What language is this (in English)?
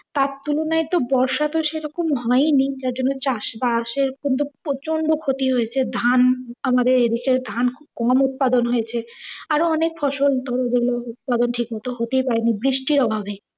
Bangla